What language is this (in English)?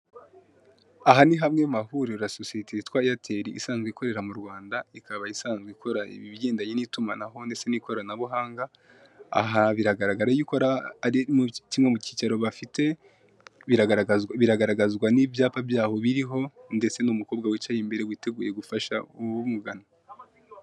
Kinyarwanda